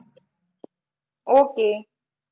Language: Gujarati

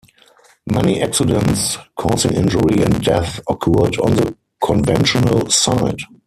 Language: English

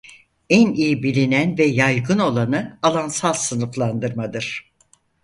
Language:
Turkish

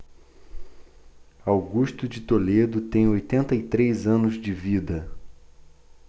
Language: Portuguese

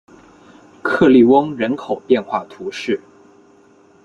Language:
Chinese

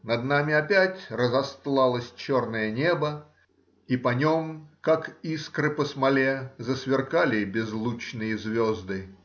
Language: Russian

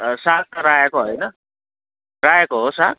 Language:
Nepali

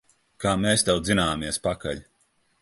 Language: Latvian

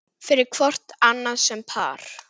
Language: Icelandic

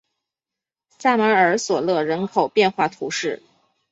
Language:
Chinese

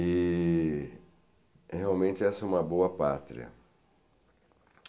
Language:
Portuguese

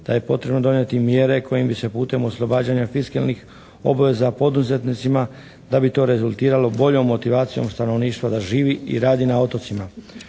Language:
Croatian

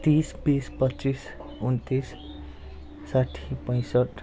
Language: Nepali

